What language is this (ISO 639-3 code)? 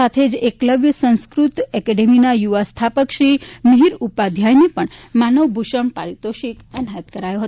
guj